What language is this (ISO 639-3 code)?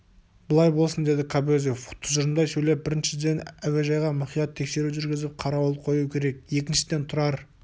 kaz